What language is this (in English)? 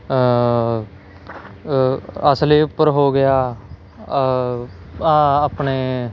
Punjabi